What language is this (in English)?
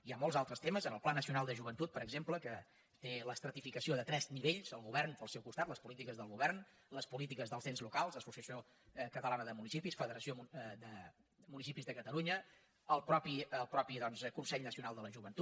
Catalan